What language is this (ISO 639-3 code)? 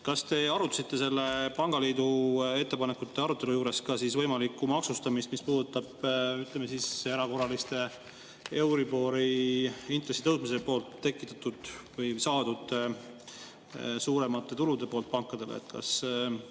est